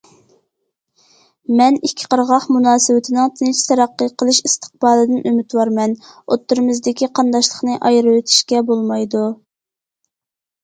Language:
Uyghur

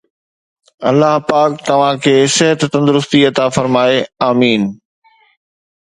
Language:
Sindhi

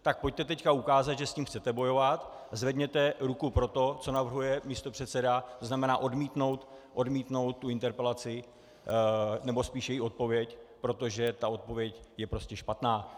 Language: Czech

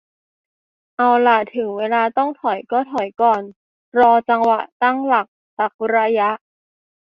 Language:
Thai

